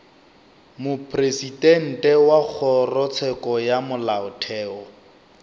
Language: Northern Sotho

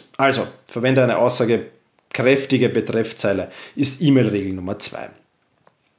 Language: German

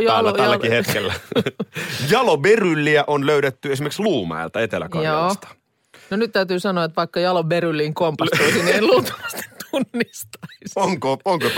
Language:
Finnish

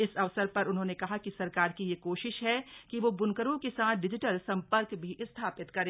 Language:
Hindi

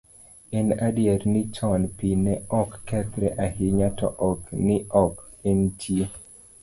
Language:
Luo (Kenya and Tanzania)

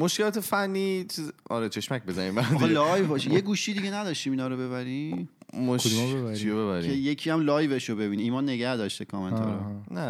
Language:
Persian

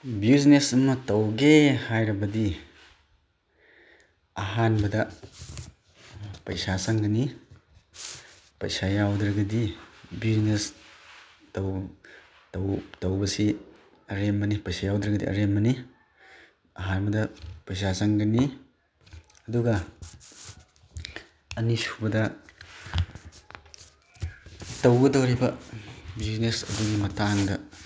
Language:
Manipuri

